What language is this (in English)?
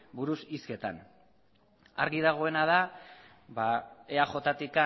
Basque